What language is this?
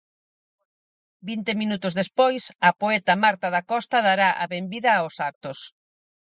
Galician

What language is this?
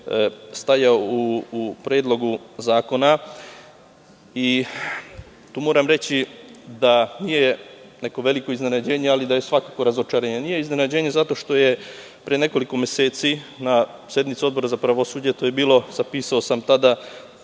Serbian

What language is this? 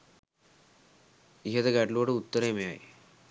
Sinhala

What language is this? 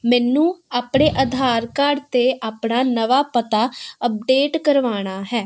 Punjabi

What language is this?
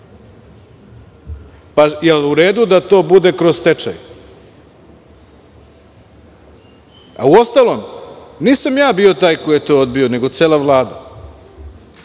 Serbian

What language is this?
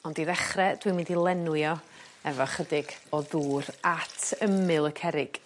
Welsh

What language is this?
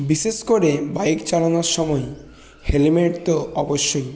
Bangla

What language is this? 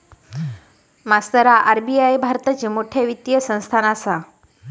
Marathi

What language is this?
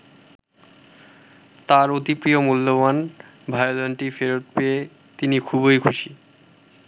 Bangla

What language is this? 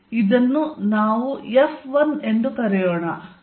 Kannada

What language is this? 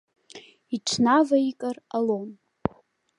Abkhazian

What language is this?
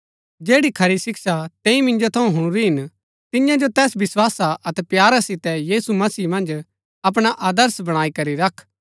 Gaddi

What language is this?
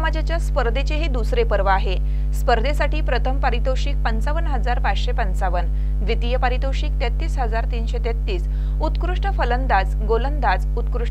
Marathi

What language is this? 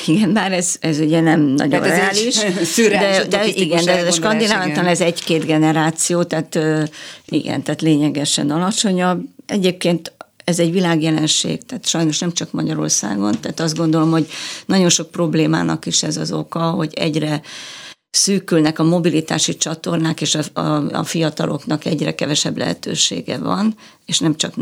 Hungarian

